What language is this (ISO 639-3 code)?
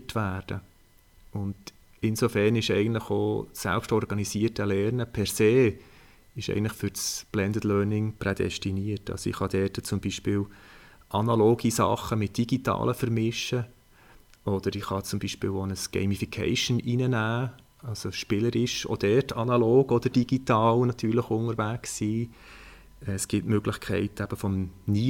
deu